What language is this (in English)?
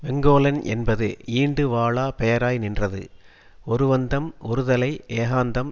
Tamil